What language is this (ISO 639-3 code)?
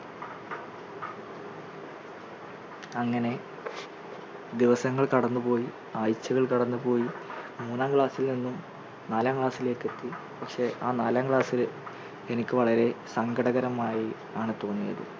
mal